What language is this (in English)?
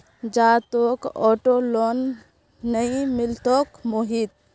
Magahi